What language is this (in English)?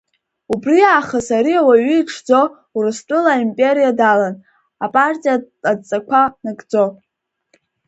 Abkhazian